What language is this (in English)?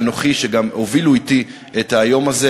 Hebrew